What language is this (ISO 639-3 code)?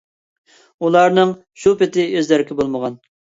uig